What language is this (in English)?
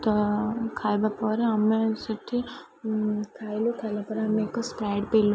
Odia